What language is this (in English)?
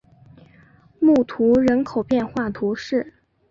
Chinese